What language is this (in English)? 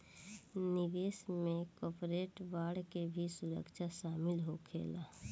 Bhojpuri